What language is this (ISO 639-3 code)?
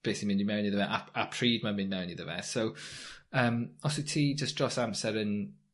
cym